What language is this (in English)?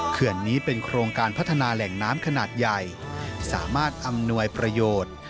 Thai